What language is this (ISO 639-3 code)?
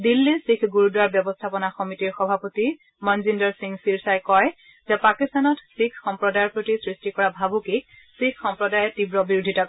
asm